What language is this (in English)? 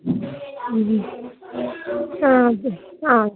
Malayalam